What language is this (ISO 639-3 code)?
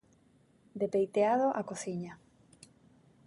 glg